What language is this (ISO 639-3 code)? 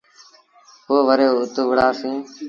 sbn